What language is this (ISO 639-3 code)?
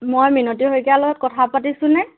asm